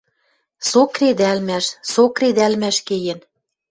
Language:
Western Mari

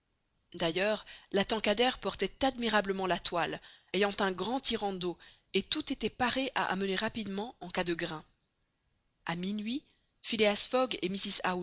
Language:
French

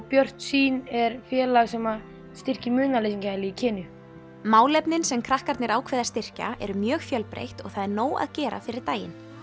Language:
Icelandic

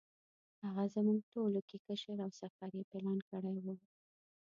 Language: Pashto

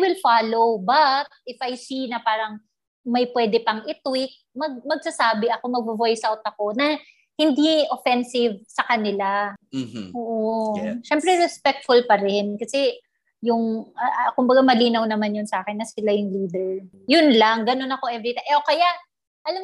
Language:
Filipino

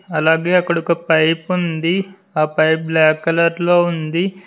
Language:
Telugu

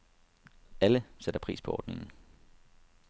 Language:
Danish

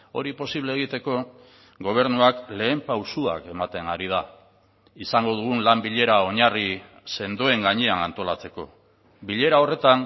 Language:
Basque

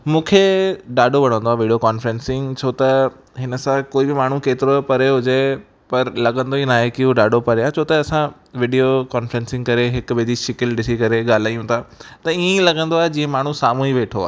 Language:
Sindhi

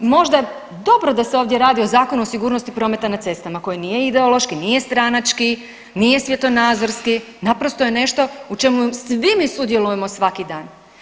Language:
Croatian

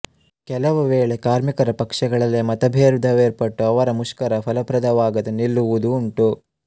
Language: Kannada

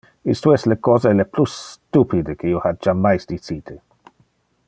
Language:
Interlingua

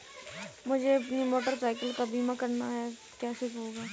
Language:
Hindi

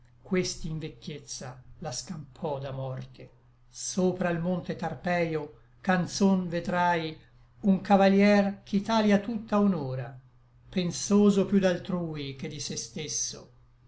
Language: Italian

